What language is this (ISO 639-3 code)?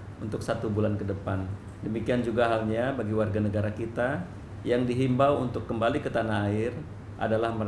ind